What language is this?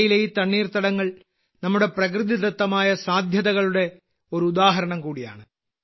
Malayalam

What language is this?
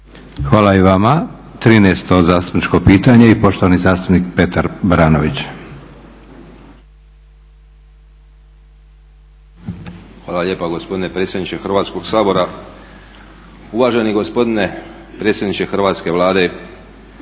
Croatian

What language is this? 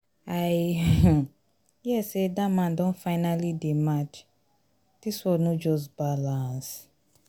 Nigerian Pidgin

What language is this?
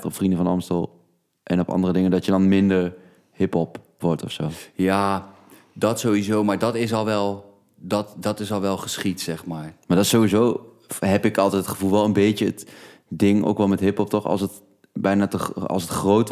Dutch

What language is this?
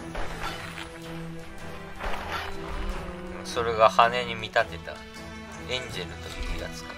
Japanese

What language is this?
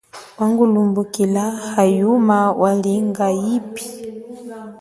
Chokwe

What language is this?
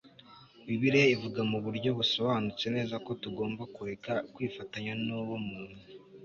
Kinyarwanda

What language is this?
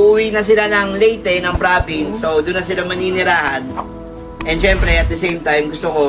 Filipino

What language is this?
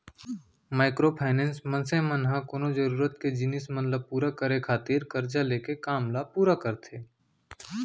Chhattisgarhi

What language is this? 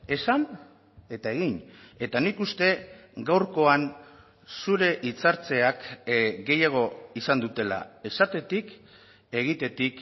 Basque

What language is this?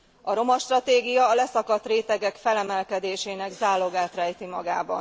Hungarian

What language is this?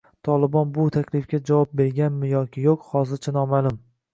Uzbek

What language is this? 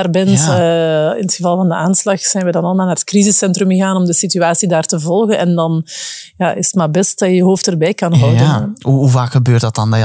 Dutch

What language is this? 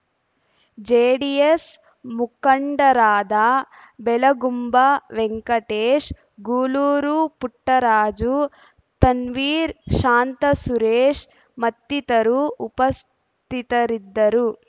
Kannada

